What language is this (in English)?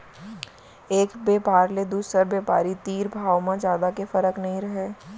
Chhattisgarhi